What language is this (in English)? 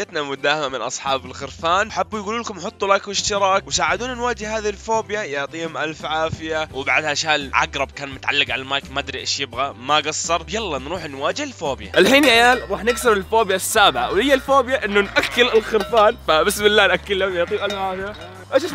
Arabic